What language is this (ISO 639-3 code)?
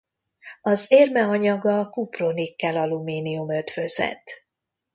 hun